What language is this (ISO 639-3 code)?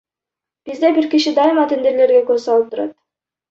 kir